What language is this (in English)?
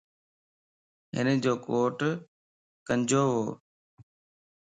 Lasi